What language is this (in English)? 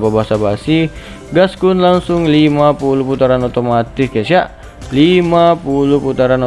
Indonesian